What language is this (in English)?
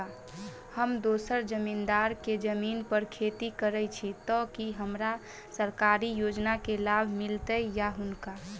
Maithili